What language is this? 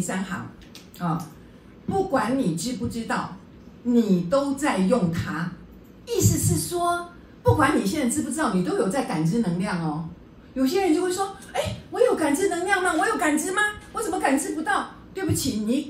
Chinese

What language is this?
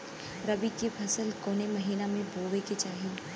Bhojpuri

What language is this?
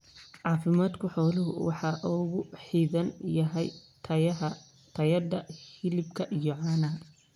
Somali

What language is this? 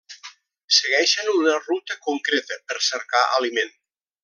Catalan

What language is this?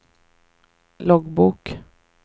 Swedish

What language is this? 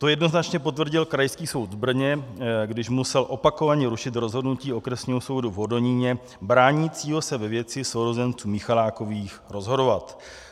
Czech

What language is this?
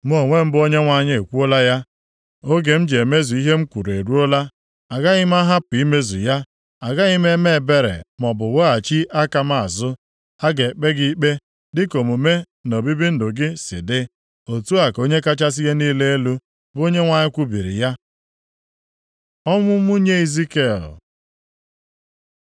Igbo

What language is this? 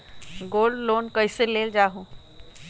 Magahi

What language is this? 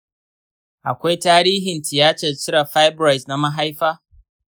Hausa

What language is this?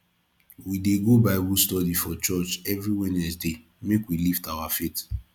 Nigerian Pidgin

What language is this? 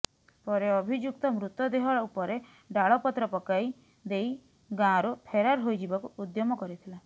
Odia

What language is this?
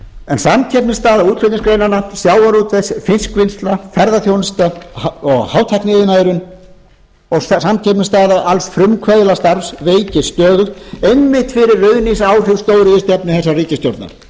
Icelandic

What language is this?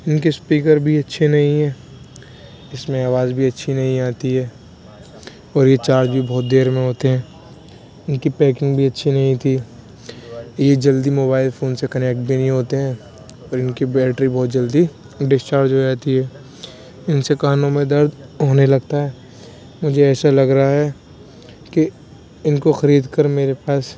Urdu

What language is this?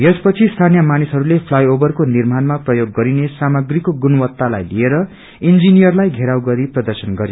Nepali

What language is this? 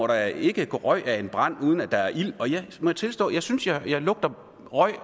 Danish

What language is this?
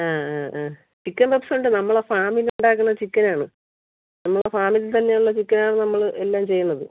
Malayalam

